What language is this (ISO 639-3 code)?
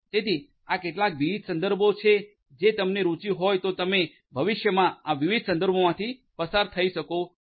guj